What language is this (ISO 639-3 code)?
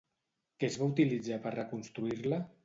cat